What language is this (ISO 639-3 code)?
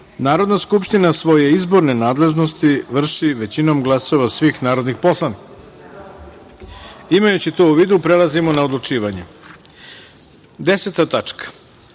srp